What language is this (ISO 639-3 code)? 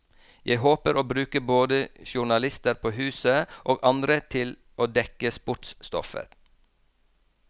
nor